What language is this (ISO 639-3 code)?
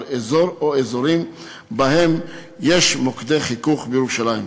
heb